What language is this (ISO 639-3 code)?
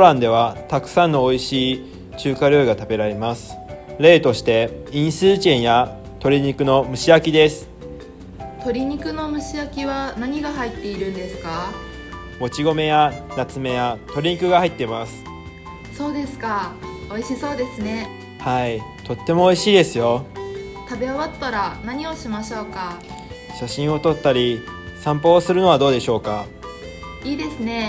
jpn